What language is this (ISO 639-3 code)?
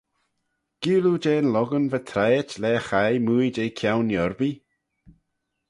glv